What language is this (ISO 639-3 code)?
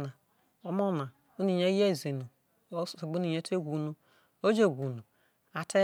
iso